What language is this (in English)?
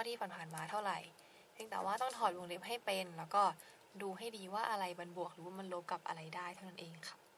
Thai